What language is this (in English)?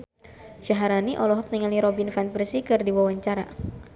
Sundanese